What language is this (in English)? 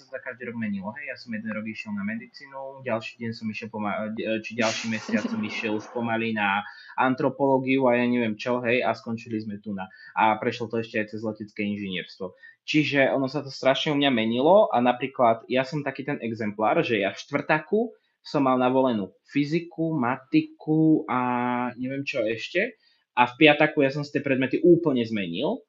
Slovak